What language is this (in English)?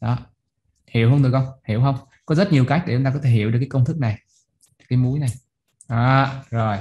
Vietnamese